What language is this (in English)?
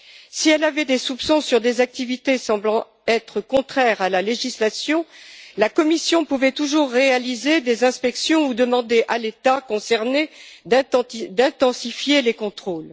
French